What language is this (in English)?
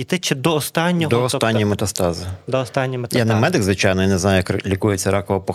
Ukrainian